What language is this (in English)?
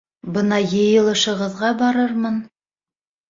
Bashkir